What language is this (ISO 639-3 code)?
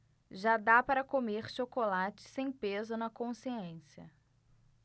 por